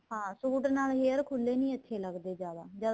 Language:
Punjabi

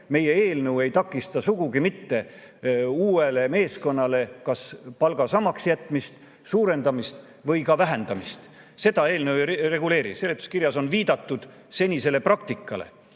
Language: Estonian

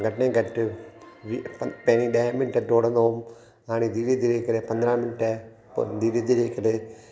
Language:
Sindhi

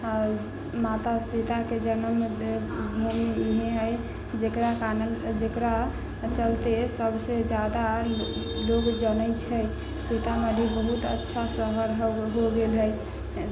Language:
Maithili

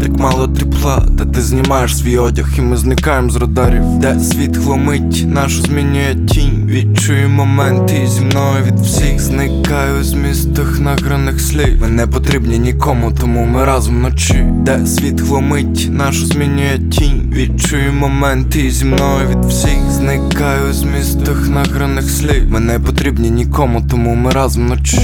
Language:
Ukrainian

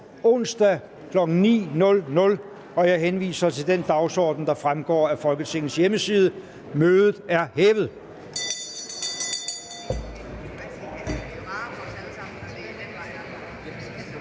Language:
Danish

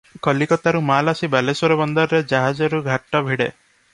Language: Odia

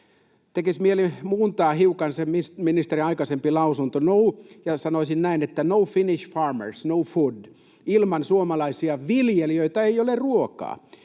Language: Finnish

